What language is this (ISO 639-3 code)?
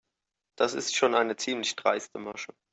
deu